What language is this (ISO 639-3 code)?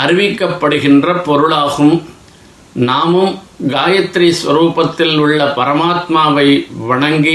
tam